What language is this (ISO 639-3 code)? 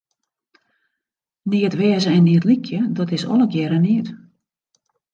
fry